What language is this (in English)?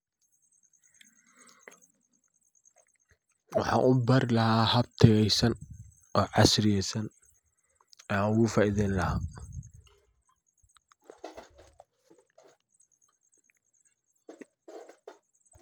Somali